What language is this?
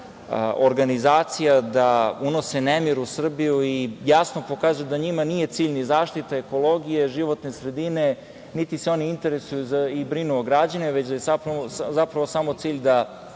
Serbian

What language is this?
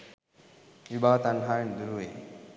Sinhala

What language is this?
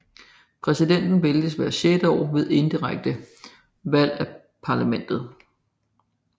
Danish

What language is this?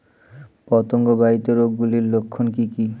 Bangla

